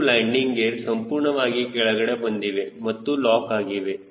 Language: Kannada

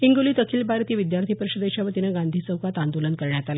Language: Marathi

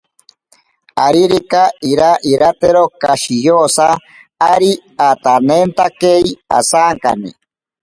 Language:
Ashéninka Perené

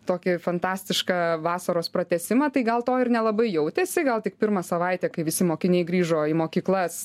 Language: Lithuanian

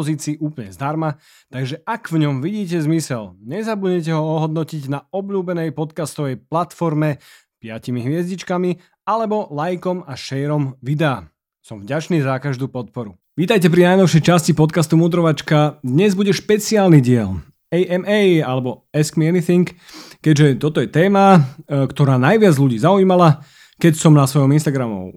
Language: Slovak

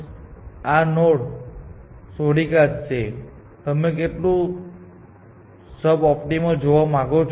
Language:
Gujarati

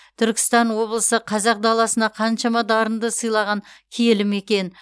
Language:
Kazakh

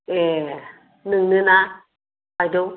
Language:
Bodo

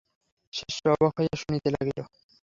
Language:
Bangla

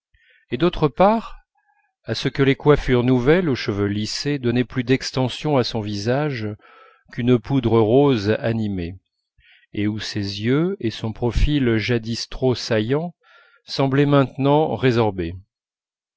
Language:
French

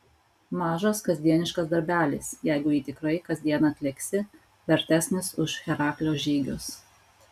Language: Lithuanian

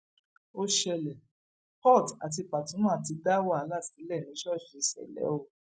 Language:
Yoruba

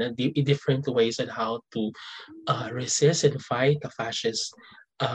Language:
Filipino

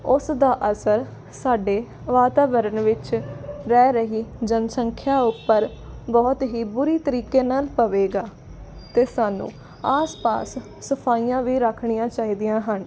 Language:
Punjabi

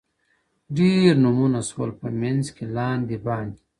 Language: Pashto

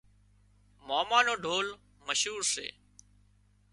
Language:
Wadiyara Koli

